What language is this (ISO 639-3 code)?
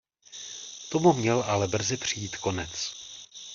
ces